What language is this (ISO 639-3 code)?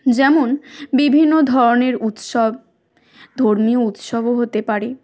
ben